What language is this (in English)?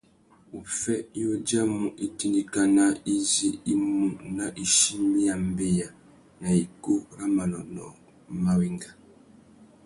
Tuki